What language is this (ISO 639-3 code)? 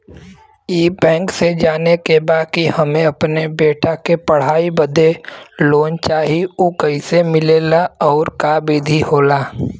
bho